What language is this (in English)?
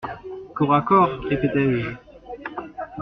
French